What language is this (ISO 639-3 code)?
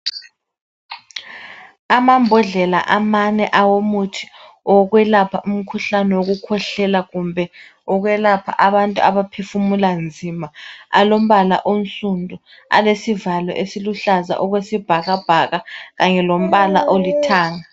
nde